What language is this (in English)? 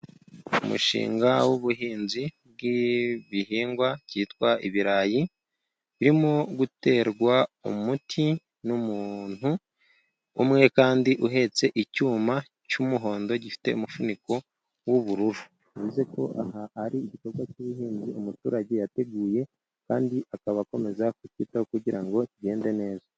Kinyarwanda